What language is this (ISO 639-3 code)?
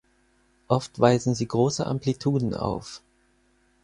deu